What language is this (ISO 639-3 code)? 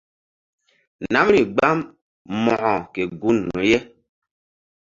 mdd